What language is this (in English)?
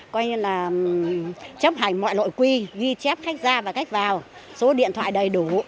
Vietnamese